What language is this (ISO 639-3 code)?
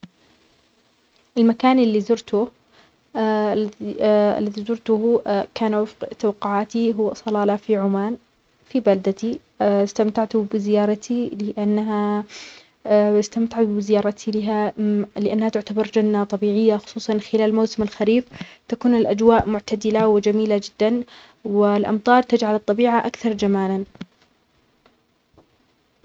acx